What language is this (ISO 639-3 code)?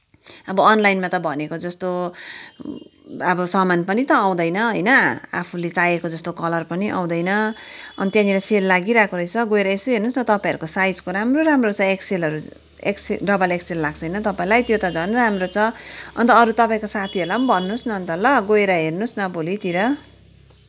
nep